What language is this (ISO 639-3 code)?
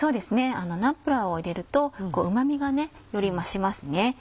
jpn